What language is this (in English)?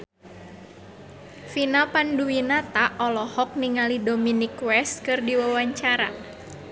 Sundanese